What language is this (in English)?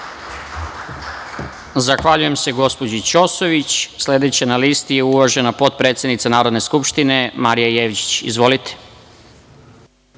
Serbian